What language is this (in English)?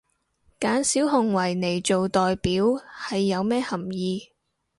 Cantonese